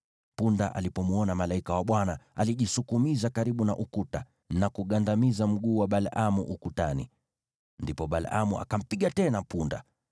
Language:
Swahili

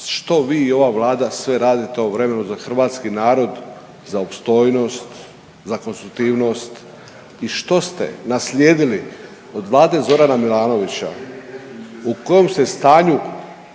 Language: Croatian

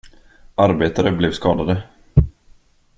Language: Swedish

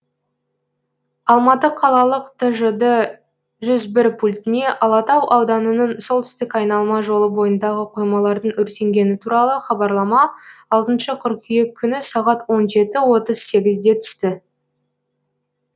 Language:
Kazakh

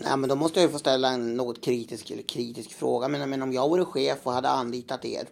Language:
Swedish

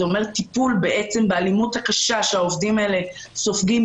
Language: Hebrew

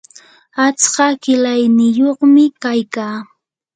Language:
Yanahuanca Pasco Quechua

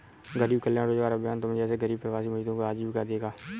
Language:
Hindi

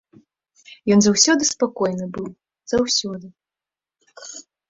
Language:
Belarusian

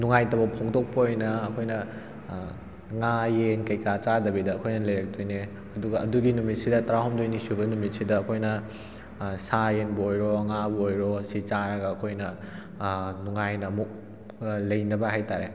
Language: Manipuri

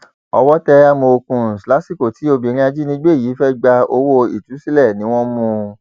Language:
Yoruba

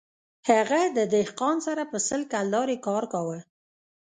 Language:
Pashto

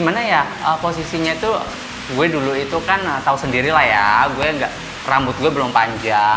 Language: Indonesian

